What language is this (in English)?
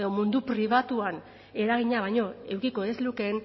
Basque